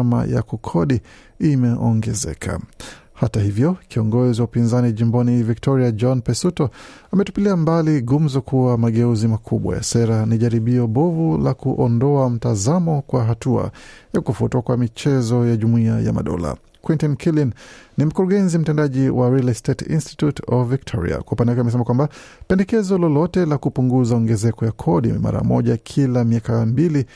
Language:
Swahili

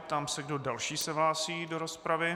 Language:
Czech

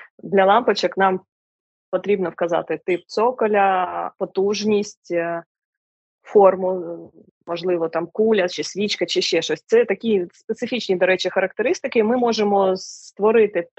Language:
Ukrainian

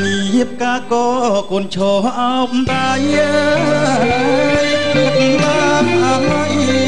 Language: Thai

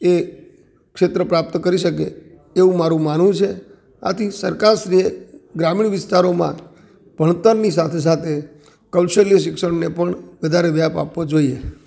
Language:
Gujarati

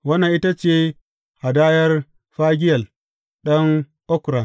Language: Hausa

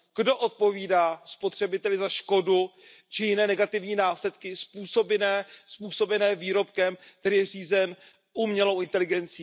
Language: Czech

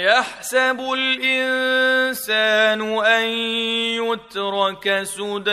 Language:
Arabic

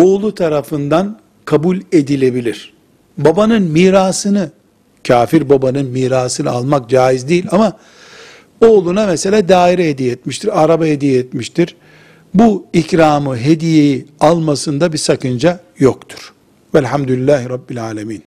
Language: Turkish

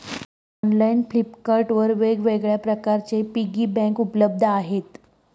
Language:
Marathi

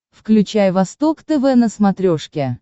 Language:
Russian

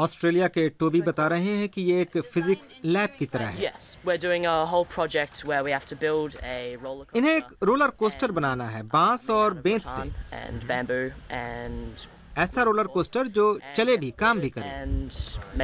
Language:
Hindi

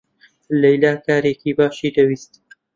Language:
Central Kurdish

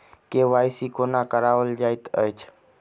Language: Maithili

